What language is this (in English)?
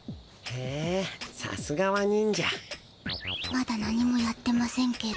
Japanese